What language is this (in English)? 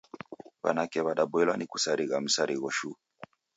Taita